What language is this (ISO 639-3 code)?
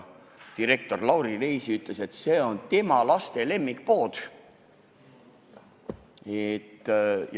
est